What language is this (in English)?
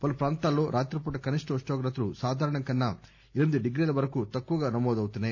Telugu